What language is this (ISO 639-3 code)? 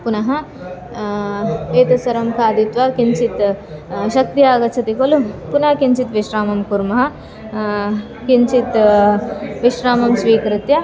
san